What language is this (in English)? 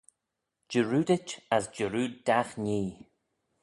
Manx